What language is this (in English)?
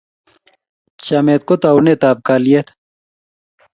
Kalenjin